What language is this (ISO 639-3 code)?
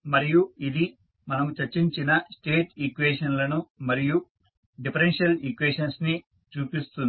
tel